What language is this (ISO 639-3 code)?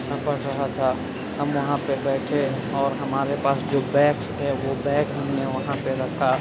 urd